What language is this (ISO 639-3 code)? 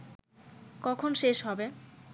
ben